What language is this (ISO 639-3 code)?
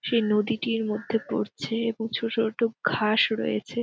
ben